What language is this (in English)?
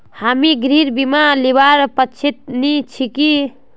Magahi